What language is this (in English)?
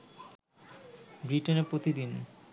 Bangla